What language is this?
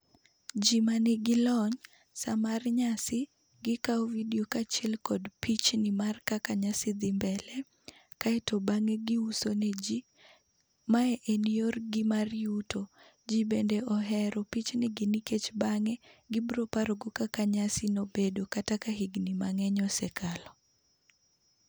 Luo (Kenya and Tanzania)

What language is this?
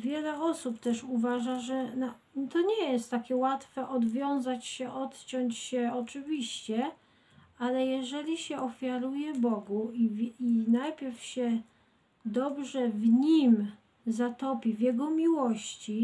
Polish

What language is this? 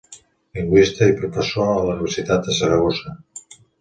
Catalan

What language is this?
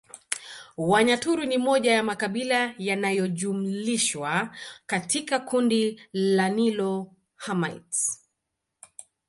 Swahili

